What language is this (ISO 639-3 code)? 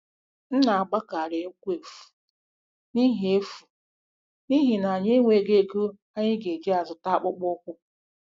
ibo